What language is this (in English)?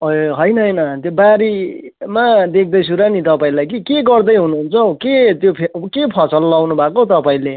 Nepali